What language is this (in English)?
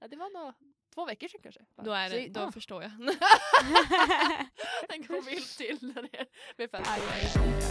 Swedish